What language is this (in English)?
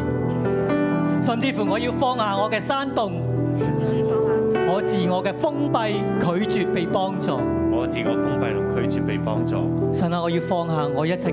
Chinese